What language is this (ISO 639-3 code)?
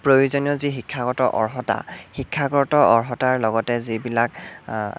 asm